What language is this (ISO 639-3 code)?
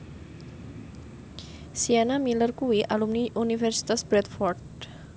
jav